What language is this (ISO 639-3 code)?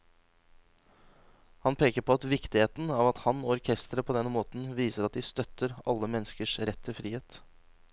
nor